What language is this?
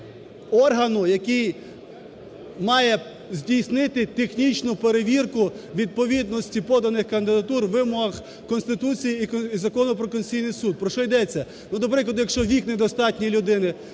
Ukrainian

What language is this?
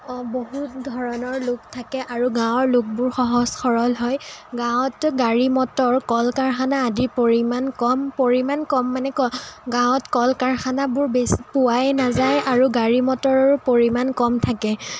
Assamese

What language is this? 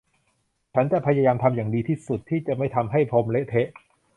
Thai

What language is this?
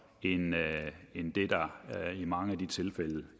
Danish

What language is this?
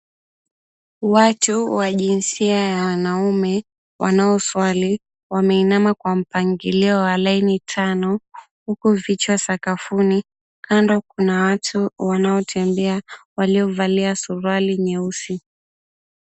Swahili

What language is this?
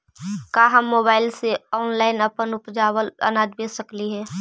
Magahi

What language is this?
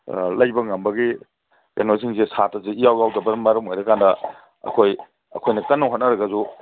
Manipuri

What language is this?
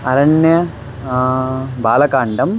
Sanskrit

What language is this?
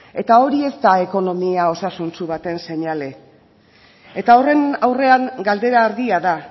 Basque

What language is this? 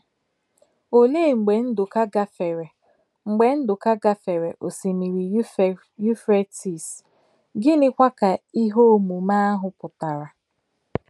Igbo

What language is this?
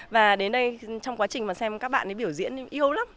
Vietnamese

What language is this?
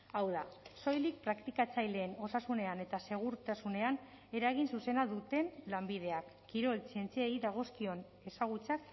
Basque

